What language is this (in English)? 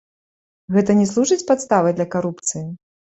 Belarusian